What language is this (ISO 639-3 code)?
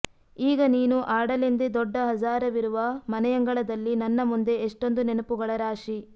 kan